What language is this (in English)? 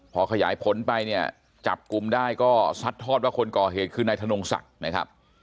Thai